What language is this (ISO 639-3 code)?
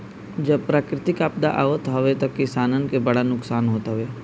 bho